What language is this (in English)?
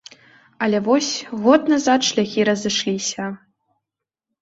Belarusian